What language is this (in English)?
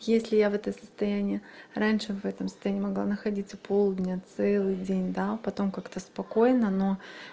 Russian